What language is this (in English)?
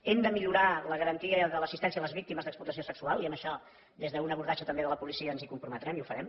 Catalan